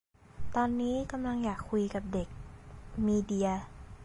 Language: Thai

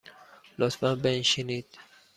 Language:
Persian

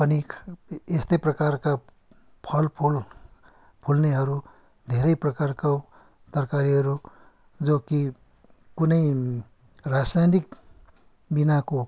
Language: Nepali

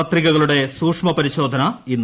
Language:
Malayalam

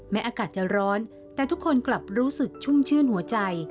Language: Thai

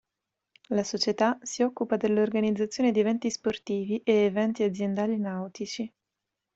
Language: Italian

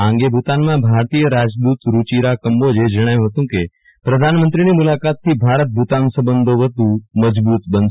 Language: Gujarati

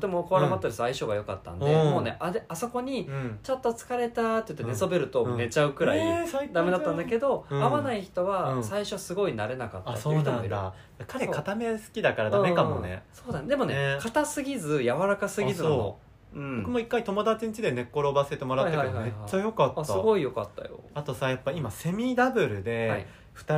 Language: Japanese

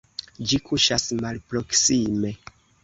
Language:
Esperanto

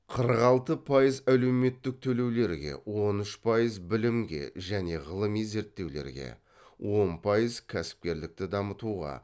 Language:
Kazakh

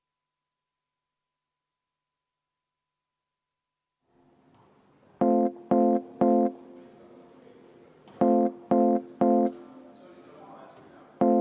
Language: Estonian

